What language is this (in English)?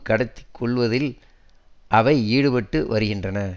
Tamil